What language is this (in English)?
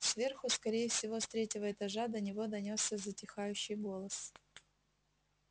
Russian